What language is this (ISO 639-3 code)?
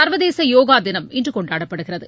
tam